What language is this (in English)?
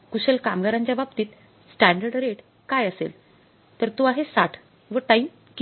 Marathi